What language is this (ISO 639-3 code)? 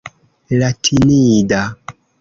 epo